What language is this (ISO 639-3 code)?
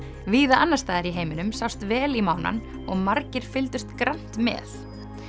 isl